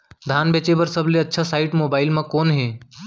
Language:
Chhattisgarhi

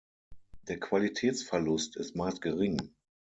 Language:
German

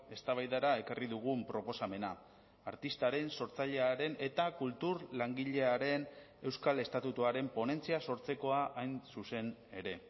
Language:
Basque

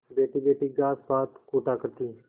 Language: Hindi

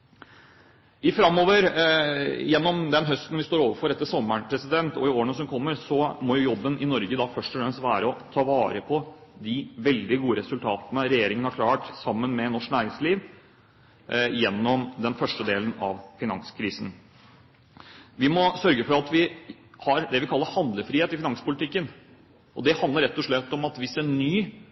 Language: Norwegian Bokmål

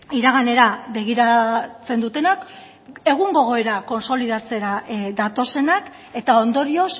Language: Basque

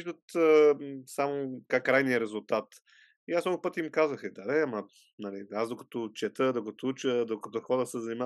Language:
Bulgarian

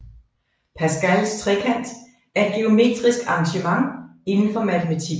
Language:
Danish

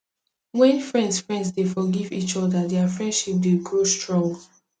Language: Nigerian Pidgin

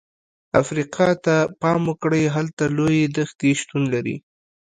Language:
Pashto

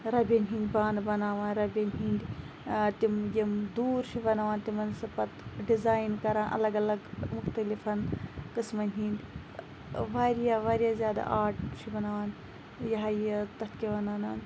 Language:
Kashmiri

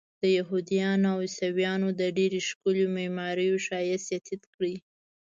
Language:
Pashto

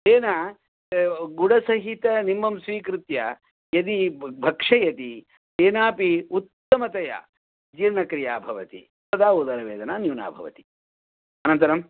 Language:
Sanskrit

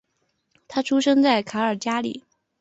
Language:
Chinese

